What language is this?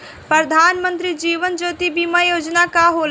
Bhojpuri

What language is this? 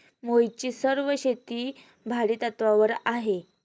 Marathi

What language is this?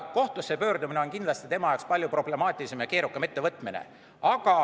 Estonian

